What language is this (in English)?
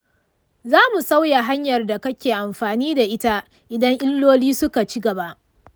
Hausa